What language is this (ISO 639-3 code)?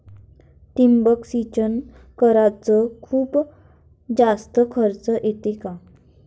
mar